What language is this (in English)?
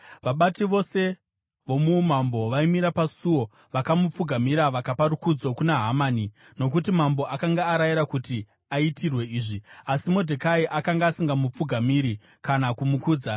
Shona